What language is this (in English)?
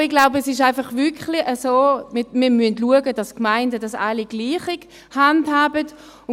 Swiss German